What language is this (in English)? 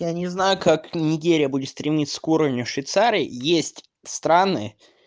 Russian